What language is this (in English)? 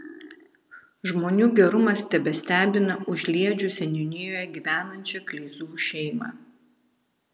Lithuanian